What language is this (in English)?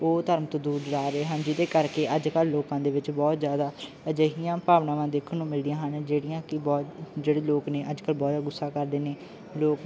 Punjabi